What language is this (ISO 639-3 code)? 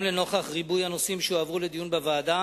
heb